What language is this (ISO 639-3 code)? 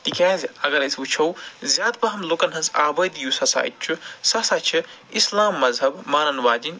kas